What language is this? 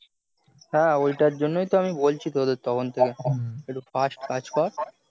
Bangla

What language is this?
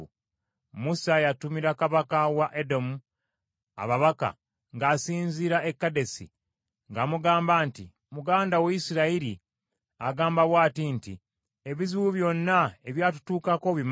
Ganda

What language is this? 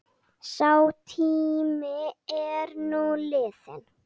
Icelandic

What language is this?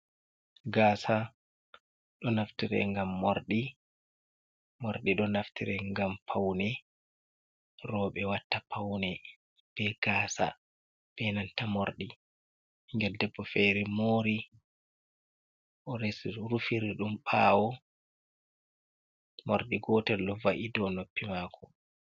Fula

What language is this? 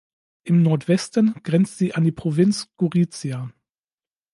German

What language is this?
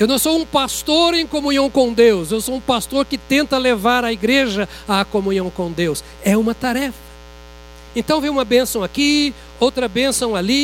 Portuguese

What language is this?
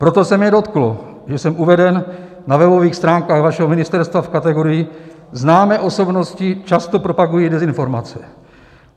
Czech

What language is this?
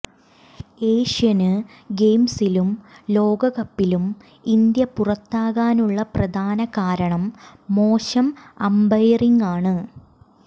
Malayalam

